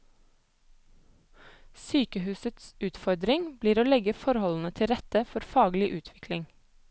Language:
Norwegian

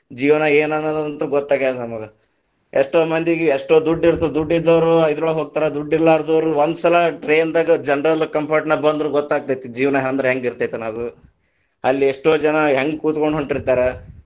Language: Kannada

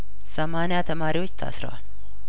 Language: Amharic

